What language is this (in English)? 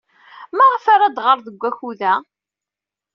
Kabyle